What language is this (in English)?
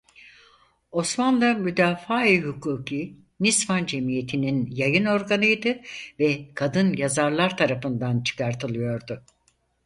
Turkish